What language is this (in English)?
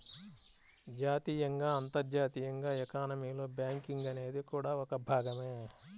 Telugu